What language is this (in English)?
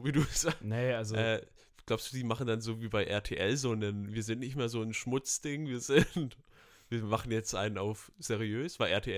German